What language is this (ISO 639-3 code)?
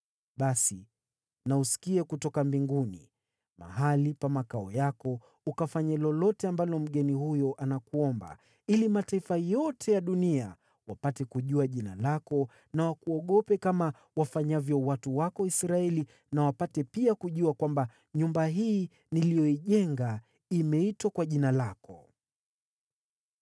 swa